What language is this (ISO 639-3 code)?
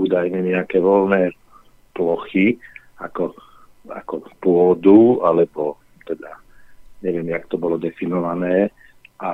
slk